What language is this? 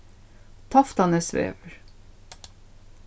Faroese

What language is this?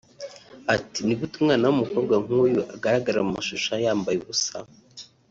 Kinyarwanda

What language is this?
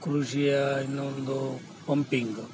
Kannada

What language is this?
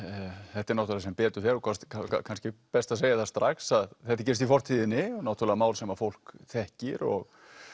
Icelandic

